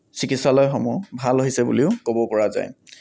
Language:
Assamese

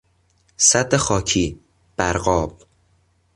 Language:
Persian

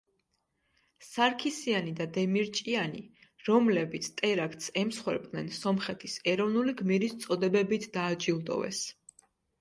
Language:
Georgian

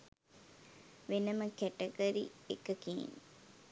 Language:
Sinhala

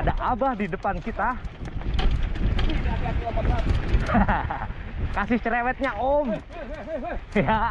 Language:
Indonesian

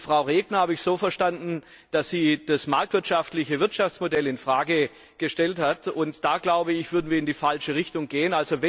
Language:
German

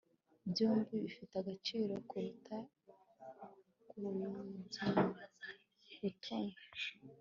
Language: Kinyarwanda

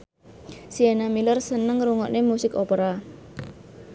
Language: Javanese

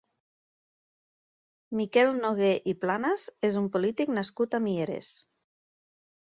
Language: Catalan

